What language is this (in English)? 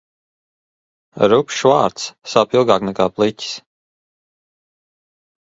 Latvian